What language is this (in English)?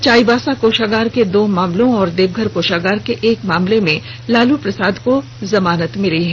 Hindi